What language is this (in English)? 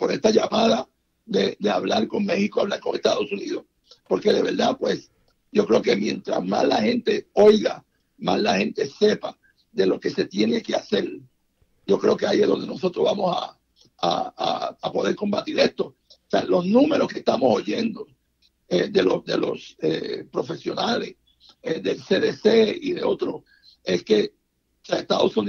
Spanish